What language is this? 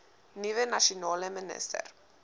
Afrikaans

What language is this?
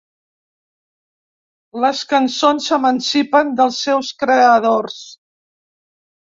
Catalan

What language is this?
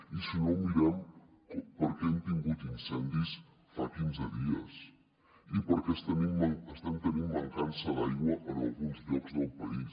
Catalan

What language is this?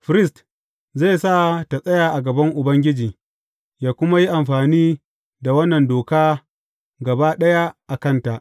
Hausa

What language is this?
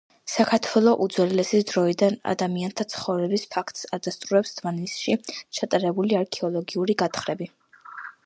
Georgian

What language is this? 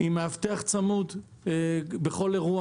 Hebrew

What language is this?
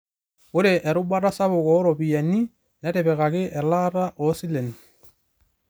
Masai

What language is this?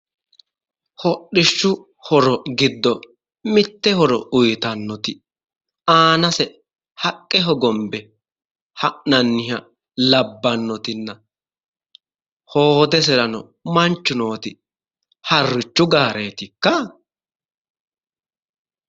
Sidamo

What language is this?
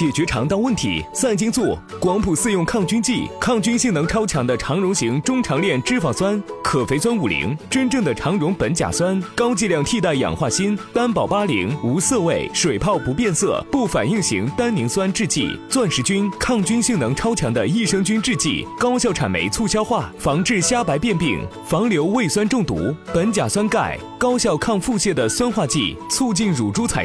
Chinese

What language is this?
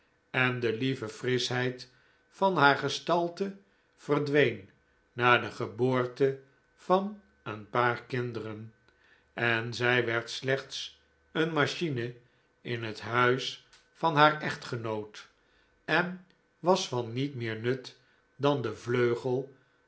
Dutch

